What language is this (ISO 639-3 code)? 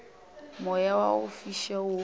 nso